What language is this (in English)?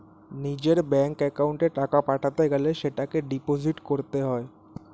Bangla